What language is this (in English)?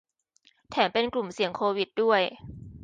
Thai